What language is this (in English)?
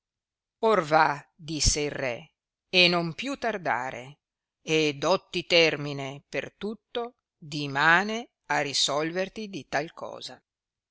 Italian